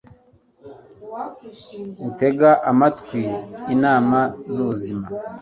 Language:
Kinyarwanda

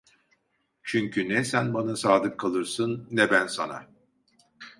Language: Turkish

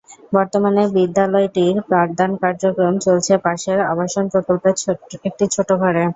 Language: Bangla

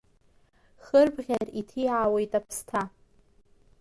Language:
Abkhazian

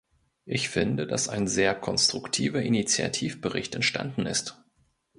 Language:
German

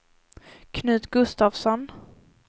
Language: Swedish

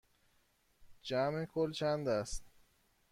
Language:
Persian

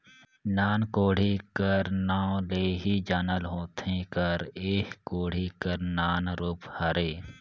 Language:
Chhattisgarhi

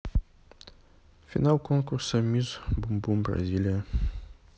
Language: Russian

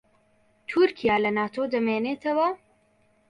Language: Central Kurdish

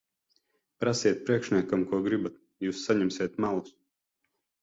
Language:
Latvian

